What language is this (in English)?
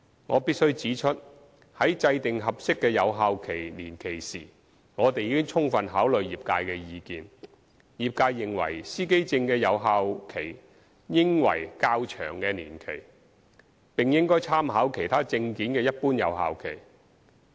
Cantonese